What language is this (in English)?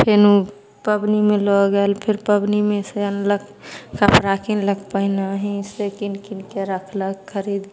Maithili